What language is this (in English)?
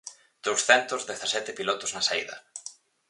Galician